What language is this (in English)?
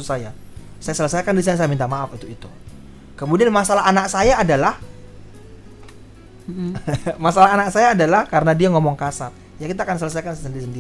Indonesian